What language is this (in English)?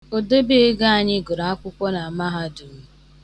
Igbo